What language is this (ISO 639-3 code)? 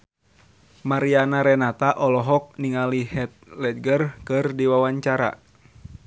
sun